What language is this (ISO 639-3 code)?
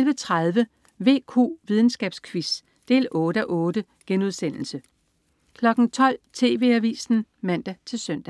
dan